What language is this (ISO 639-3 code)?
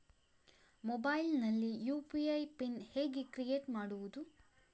kan